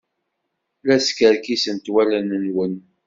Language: Kabyle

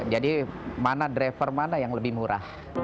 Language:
Indonesian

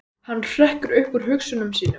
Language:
Icelandic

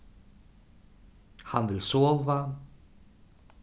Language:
Faroese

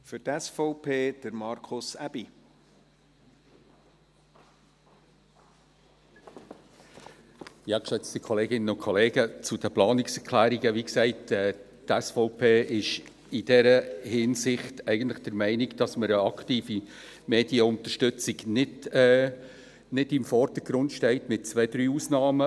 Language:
Swiss German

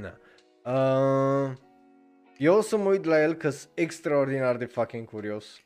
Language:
Romanian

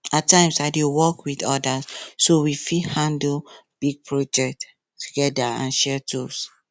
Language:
Nigerian Pidgin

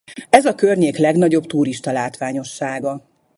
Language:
Hungarian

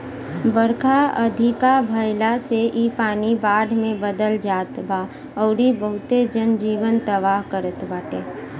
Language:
Bhojpuri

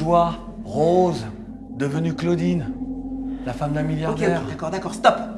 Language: French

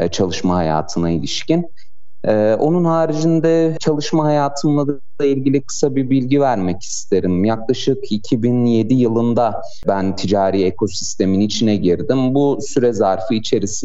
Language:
Turkish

